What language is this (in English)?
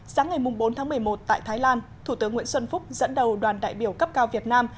Vietnamese